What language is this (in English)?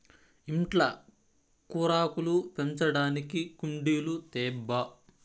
Telugu